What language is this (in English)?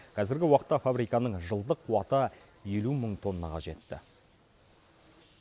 Kazakh